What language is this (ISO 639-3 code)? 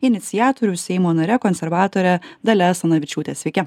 lit